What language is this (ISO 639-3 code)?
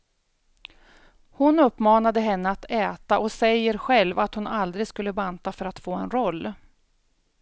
swe